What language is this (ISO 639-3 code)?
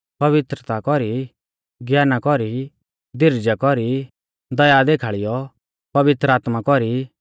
bfz